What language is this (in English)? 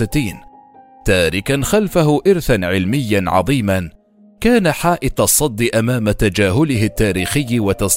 Arabic